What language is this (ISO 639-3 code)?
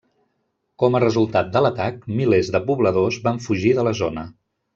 cat